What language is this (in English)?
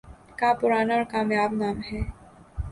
Urdu